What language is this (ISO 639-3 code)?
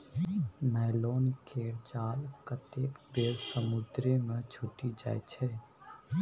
mai